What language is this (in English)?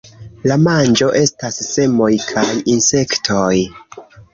Esperanto